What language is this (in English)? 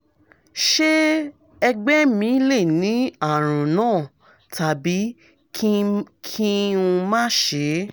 Yoruba